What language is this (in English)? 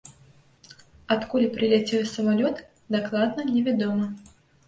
Belarusian